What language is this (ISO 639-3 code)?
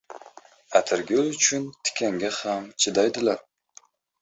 uzb